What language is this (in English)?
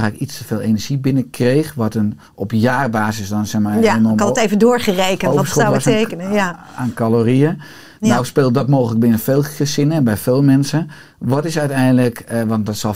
Dutch